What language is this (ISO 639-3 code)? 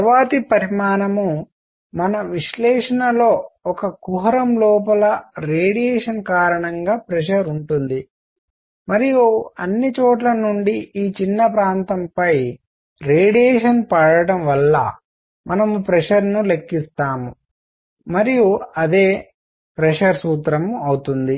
tel